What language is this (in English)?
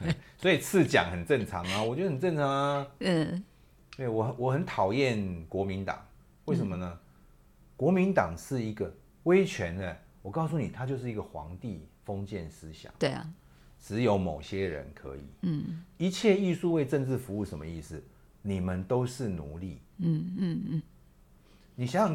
Chinese